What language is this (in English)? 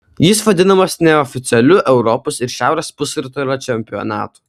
Lithuanian